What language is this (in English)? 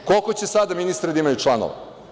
Serbian